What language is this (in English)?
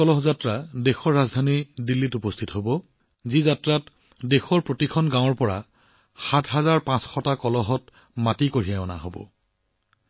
Assamese